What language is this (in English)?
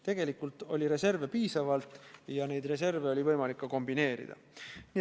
Estonian